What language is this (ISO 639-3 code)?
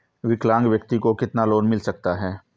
hin